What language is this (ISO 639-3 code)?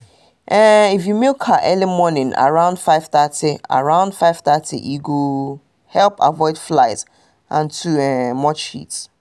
pcm